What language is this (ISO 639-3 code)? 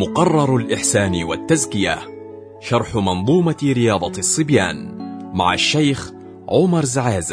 ara